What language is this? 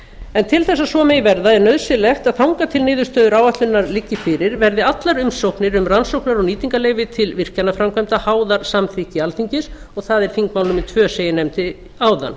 Icelandic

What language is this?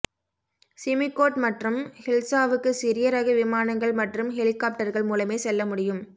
Tamil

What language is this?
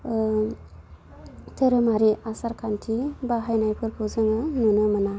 Bodo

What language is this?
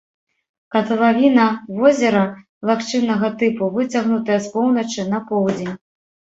Belarusian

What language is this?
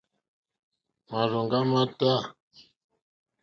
Mokpwe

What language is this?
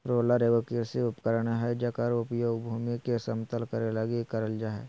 Magahi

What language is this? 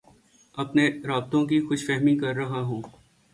Urdu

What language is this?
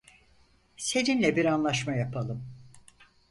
Turkish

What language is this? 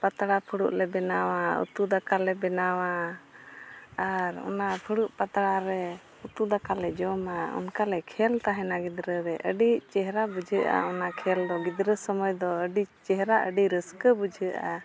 Santali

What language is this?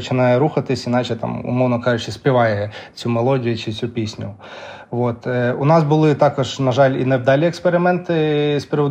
Ukrainian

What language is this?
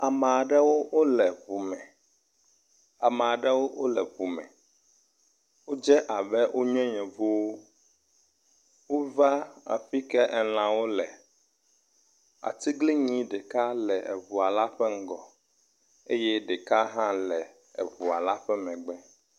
Ewe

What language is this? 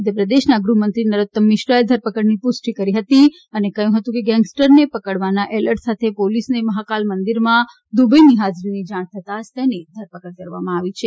Gujarati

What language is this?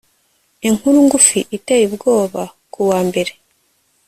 Kinyarwanda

